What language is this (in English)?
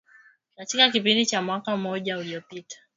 Swahili